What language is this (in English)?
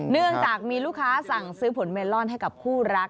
Thai